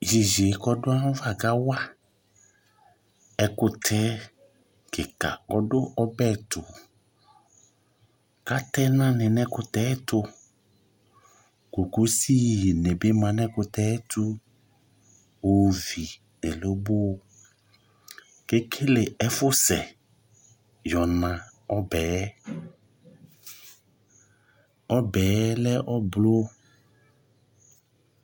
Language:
Ikposo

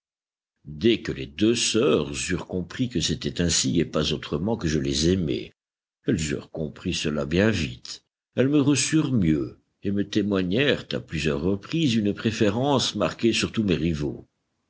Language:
French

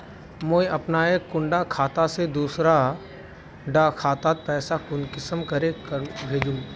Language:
Magahi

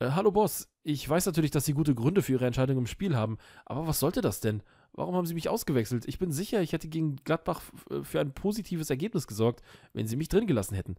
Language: German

